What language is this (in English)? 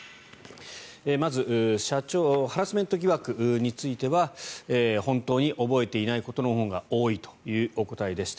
Japanese